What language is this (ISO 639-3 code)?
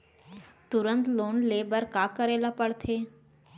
hne